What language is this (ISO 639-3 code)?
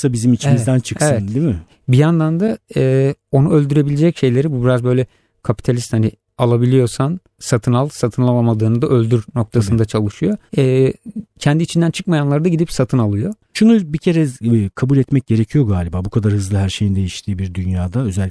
tur